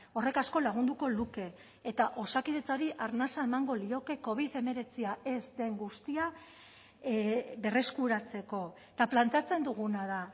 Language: Basque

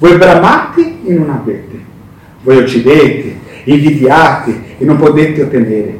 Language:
Italian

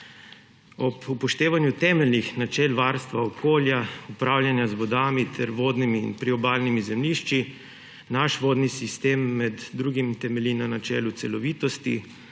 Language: Slovenian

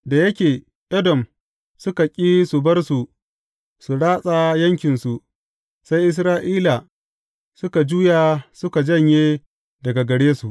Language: Hausa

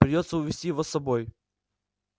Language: Russian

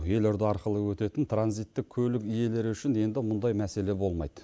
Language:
Kazakh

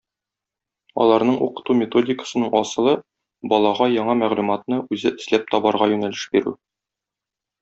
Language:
Tatar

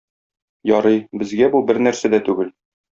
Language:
Tatar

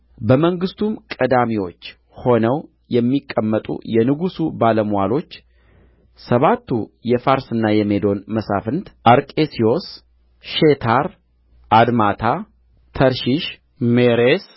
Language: Amharic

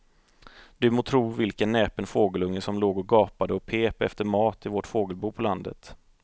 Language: Swedish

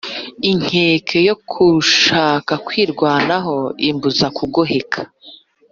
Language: Kinyarwanda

